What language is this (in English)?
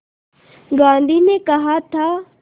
Hindi